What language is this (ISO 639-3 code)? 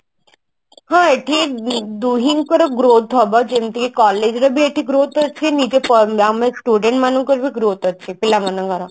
ori